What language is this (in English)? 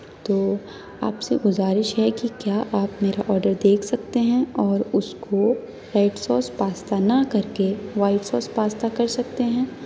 Urdu